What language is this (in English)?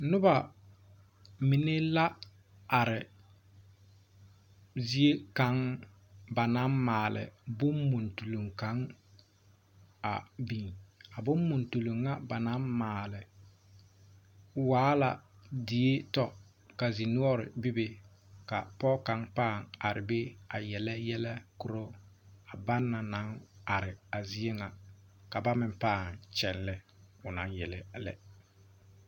Southern Dagaare